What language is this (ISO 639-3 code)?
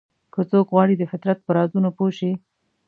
pus